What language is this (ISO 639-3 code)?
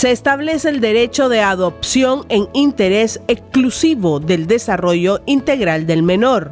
spa